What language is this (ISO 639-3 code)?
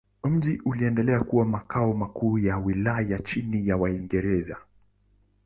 swa